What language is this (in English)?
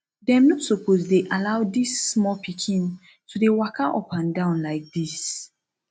Nigerian Pidgin